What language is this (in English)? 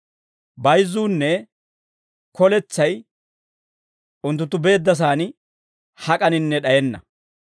Dawro